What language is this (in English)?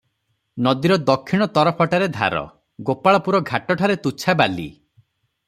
Odia